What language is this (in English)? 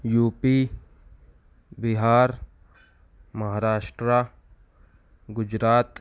Urdu